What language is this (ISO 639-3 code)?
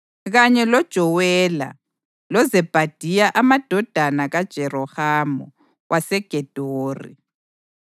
nde